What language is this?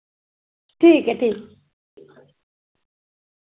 Dogri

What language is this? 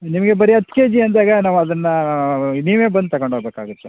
Kannada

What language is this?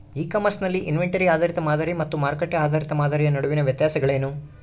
Kannada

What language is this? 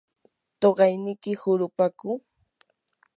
Yanahuanca Pasco Quechua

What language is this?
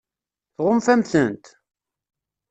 Kabyle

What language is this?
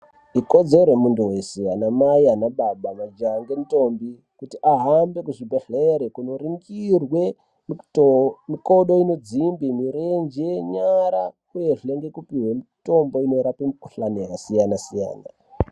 Ndau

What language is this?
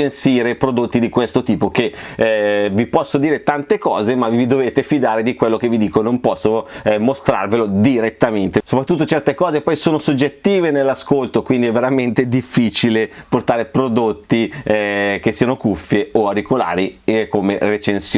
Italian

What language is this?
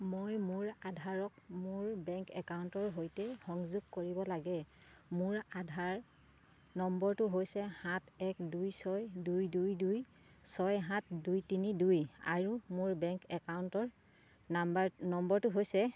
Assamese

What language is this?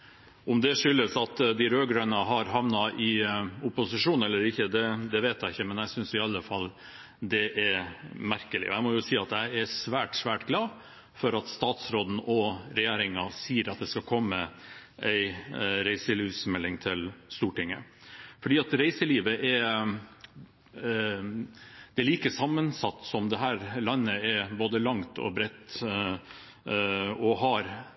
Norwegian Bokmål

